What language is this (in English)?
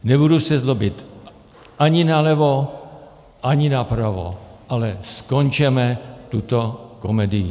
Czech